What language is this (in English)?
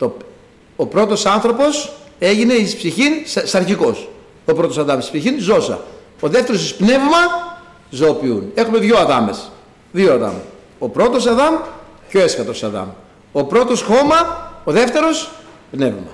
Greek